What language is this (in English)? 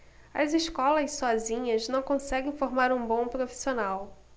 Portuguese